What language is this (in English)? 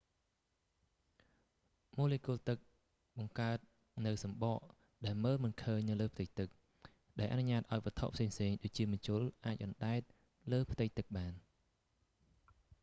Khmer